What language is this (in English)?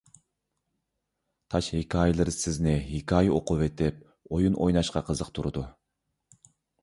Uyghur